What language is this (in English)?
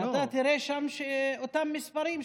Hebrew